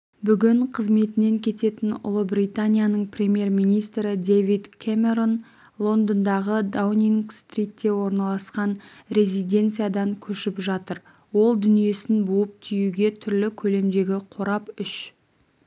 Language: Kazakh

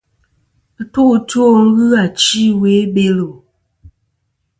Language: Kom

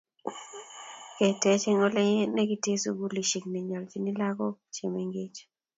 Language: Kalenjin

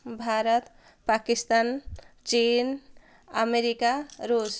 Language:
Odia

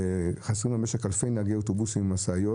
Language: Hebrew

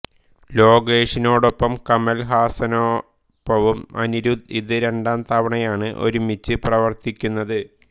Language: Malayalam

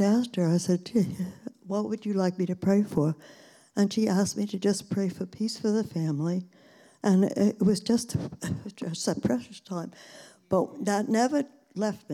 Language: English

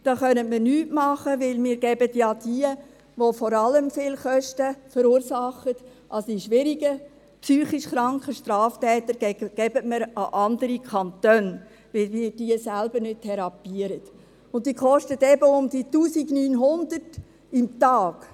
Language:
Swiss German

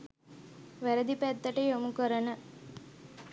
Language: Sinhala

